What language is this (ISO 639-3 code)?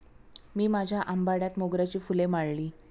mar